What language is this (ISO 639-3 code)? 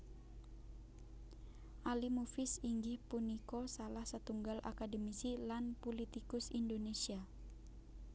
jav